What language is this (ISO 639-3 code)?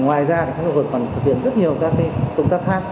vie